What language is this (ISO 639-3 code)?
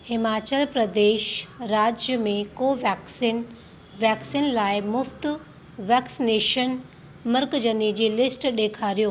snd